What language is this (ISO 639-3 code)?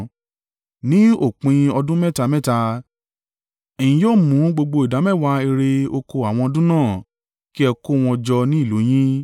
yor